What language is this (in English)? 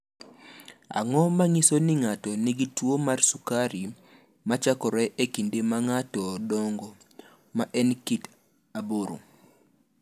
Luo (Kenya and Tanzania)